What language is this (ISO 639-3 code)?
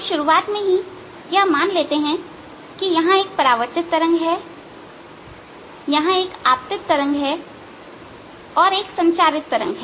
hin